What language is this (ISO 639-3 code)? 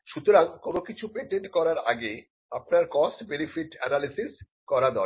ben